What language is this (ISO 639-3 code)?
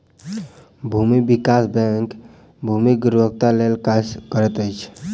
mai